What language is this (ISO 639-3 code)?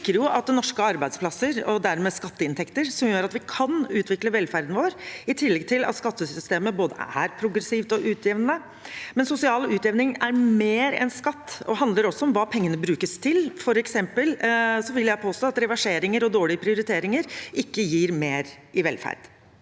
nor